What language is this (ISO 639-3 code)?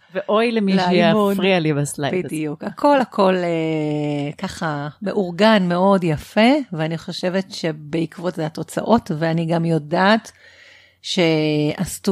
heb